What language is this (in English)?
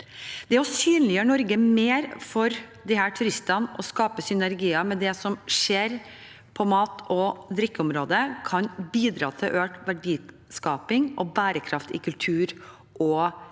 Norwegian